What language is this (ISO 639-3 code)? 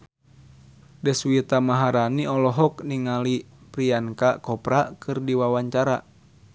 sun